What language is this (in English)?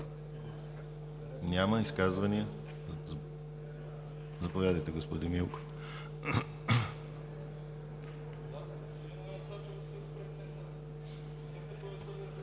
Bulgarian